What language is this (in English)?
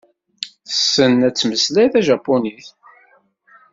Kabyle